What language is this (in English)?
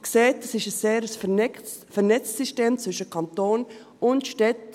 Swiss German